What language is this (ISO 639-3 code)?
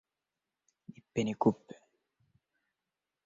swa